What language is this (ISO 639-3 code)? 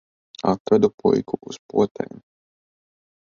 lav